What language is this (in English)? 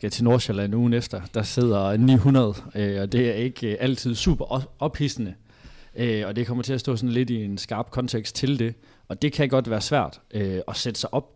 Danish